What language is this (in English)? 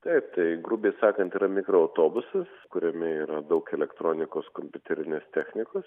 Lithuanian